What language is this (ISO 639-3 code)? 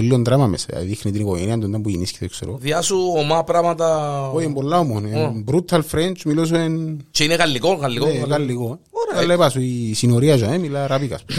ell